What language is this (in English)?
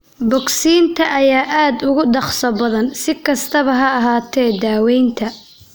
Somali